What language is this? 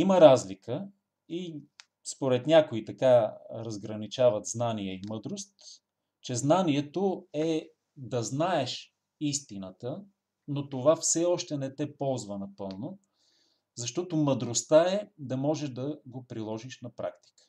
Bulgarian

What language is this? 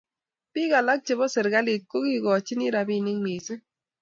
Kalenjin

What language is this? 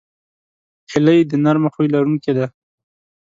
Pashto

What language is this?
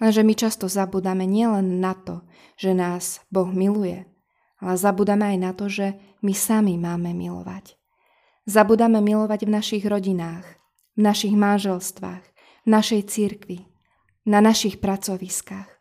Slovak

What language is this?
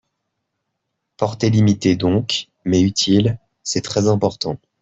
French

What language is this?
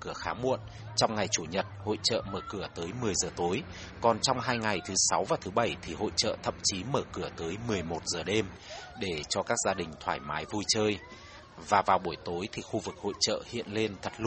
Vietnamese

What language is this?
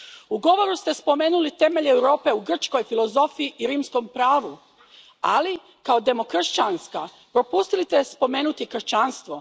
Croatian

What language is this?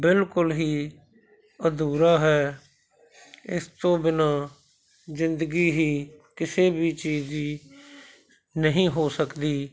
Punjabi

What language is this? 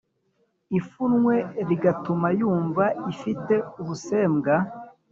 Kinyarwanda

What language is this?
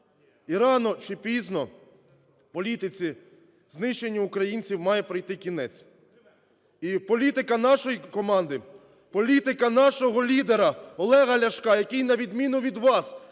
Ukrainian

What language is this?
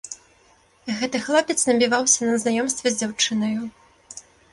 Belarusian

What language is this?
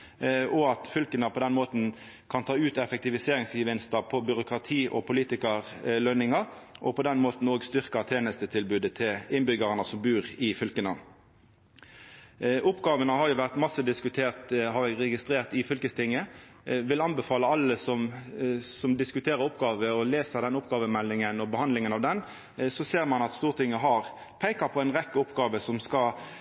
Norwegian Nynorsk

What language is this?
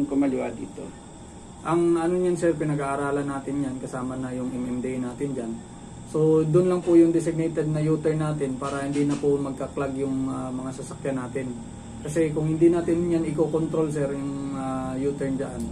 Filipino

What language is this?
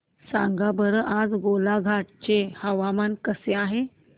Marathi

